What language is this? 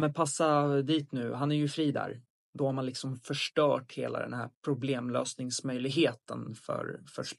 Swedish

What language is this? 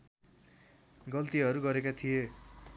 Nepali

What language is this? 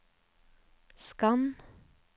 Norwegian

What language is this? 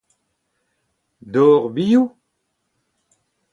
Breton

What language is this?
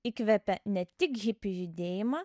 Lithuanian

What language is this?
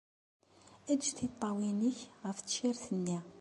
Kabyle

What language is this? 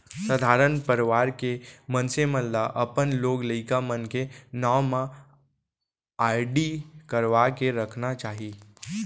Chhattisgarhi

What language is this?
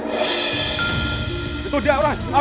Indonesian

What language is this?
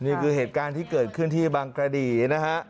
Thai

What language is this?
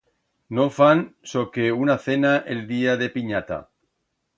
Aragonese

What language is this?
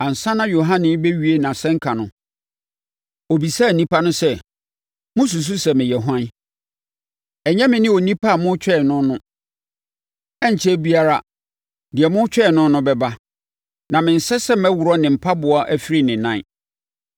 Akan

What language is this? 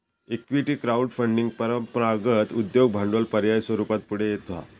Marathi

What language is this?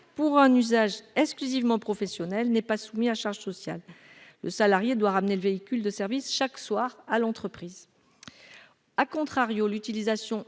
French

